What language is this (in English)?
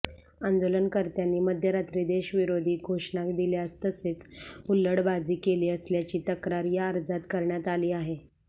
Marathi